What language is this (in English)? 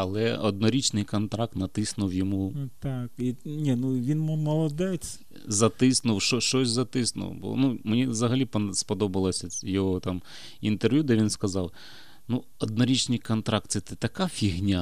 Ukrainian